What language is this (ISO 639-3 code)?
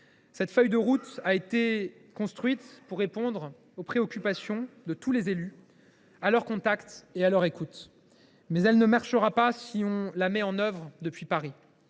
fra